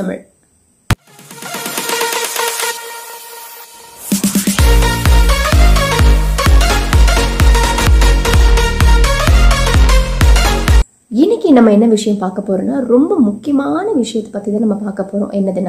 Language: English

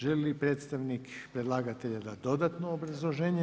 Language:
Croatian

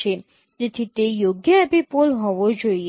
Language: Gujarati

